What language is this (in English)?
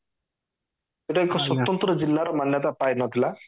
Odia